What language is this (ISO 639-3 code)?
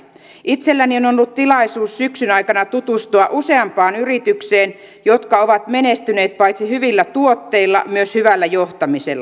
fin